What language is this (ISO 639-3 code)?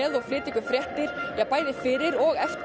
isl